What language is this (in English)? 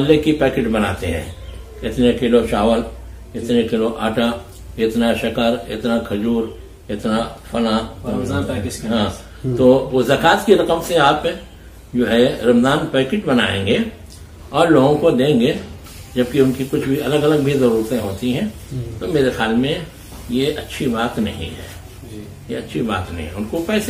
Hindi